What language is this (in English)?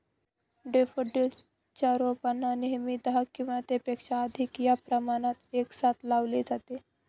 Marathi